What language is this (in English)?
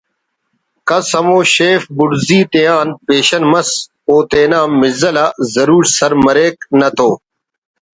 Brahui